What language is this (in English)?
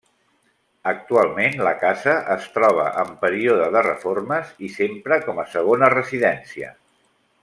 Catalan